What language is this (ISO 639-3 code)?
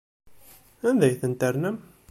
kab